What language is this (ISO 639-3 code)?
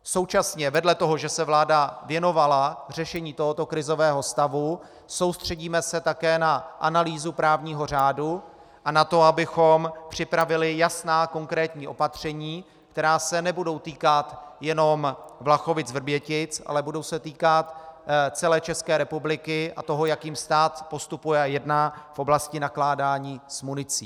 ces